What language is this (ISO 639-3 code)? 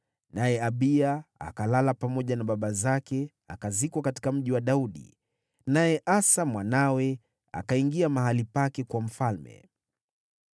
swa